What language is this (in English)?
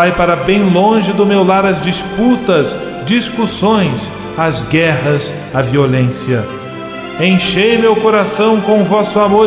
Portuguese